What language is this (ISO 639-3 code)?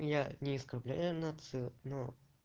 rus